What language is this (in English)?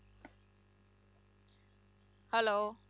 Punjabi